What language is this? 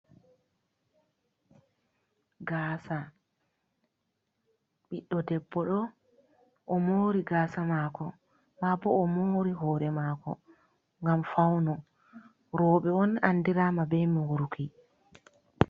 Fula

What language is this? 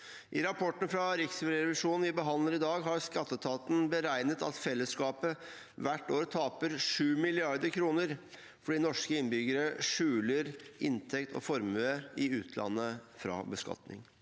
Norwegian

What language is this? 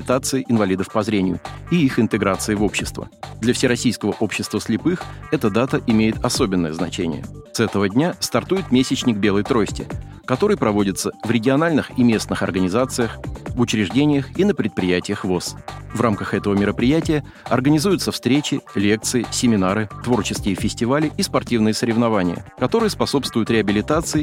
Russian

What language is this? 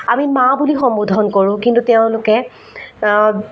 Assamese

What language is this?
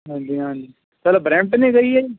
Punjabi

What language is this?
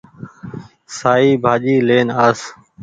Goaria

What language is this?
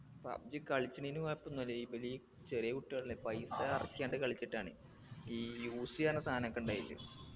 Malayalam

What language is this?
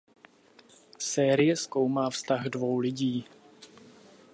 Czech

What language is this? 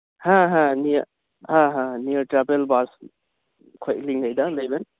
Santali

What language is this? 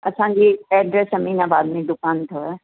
Sindhi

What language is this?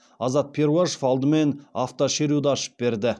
Kazakh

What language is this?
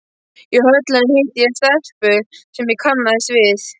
Icelandic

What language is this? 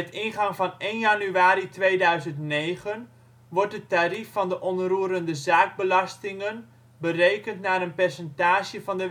Dutch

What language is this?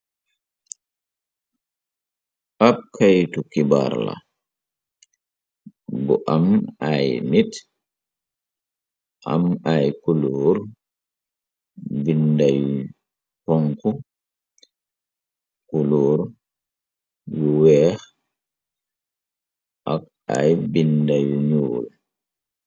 Wolof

